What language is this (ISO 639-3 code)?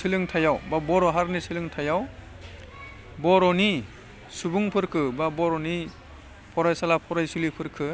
brx